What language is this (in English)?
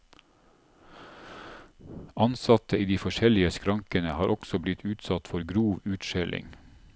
Norwegian